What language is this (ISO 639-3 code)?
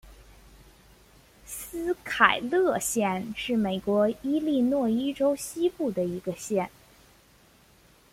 zho